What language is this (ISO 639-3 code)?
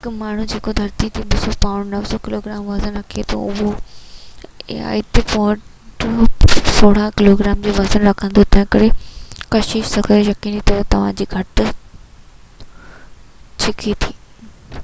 snd